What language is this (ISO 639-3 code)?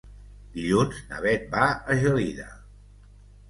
cat